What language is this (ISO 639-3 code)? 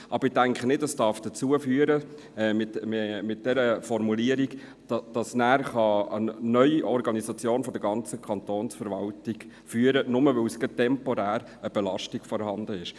gsw